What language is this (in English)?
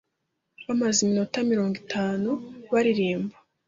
Kinyarwanda